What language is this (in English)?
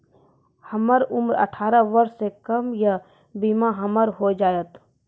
Maithili